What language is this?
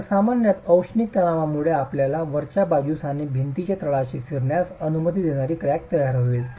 Marathi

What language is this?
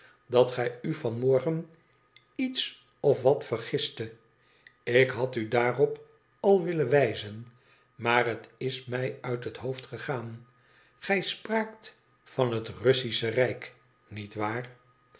Dutch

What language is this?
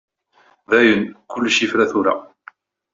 Kabyle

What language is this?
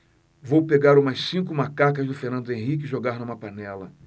Portuguese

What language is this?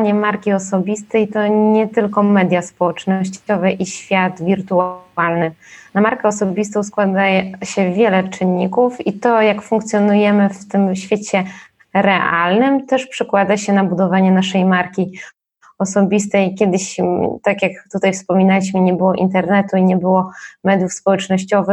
Polish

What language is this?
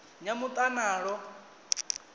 Venda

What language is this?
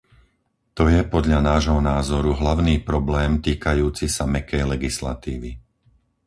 Slovak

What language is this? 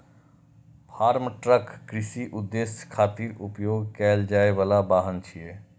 Maithili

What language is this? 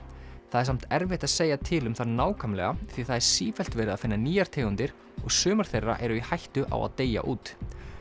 Icelandic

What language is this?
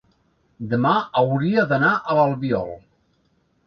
Catalan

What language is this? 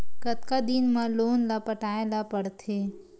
Chhattisgarhi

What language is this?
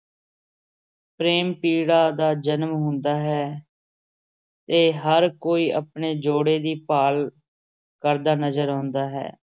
Punjabi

